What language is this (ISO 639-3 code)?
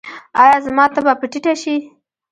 pus